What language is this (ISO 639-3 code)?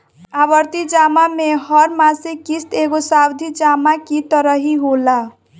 bho